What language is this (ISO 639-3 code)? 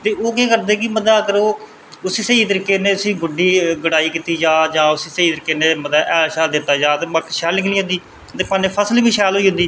doi